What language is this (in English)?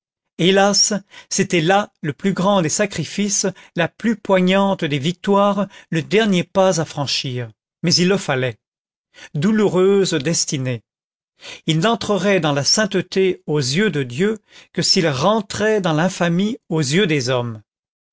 French